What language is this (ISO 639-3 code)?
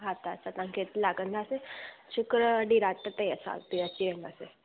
snd